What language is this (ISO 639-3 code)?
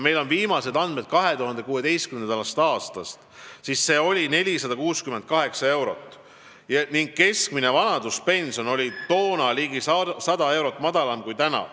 est